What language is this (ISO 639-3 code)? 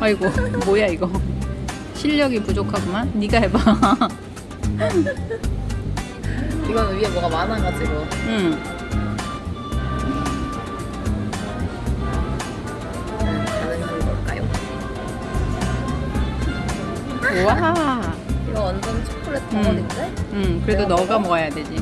kor